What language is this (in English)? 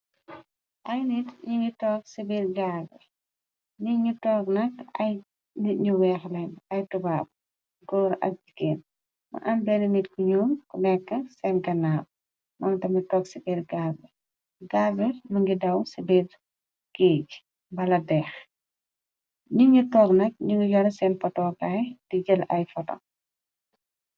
Wolof